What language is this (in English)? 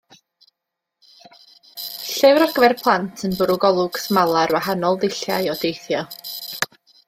Welsh